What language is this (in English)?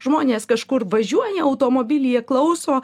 Lithuanian